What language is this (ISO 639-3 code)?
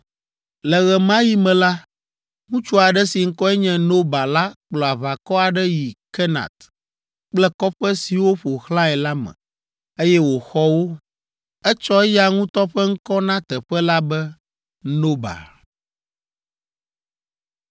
ewe